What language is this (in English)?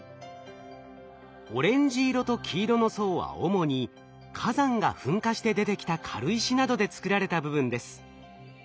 Japanese